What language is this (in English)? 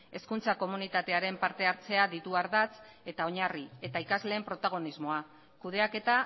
Basque